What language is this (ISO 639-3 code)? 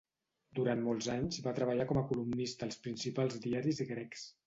cat